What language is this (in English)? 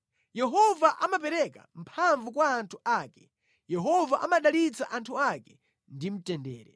Nyanja